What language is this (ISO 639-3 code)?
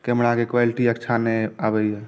mai